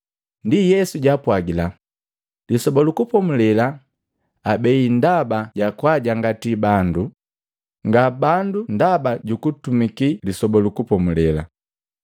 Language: Matengo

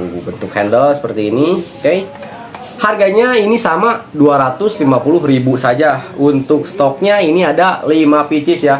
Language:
Indonesian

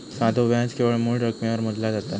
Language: Marathi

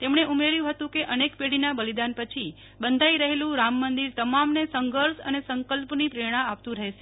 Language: Gujarati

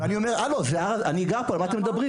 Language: Hebrew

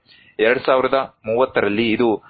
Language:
Kannada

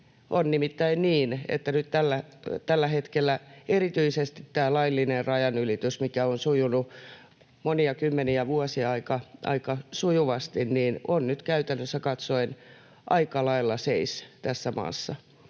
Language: Finnish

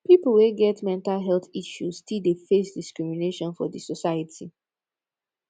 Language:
Nigerian Pidgin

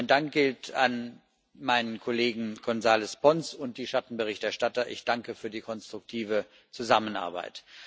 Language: German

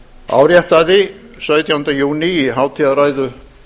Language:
Icelandic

